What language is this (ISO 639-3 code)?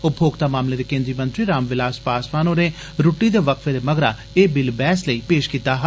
doi